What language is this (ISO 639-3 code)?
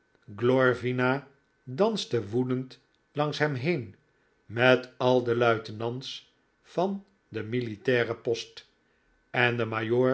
nld